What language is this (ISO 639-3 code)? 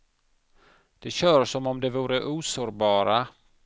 swe